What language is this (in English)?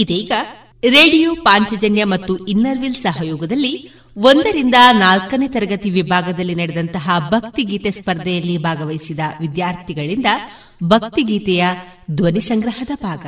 Kannada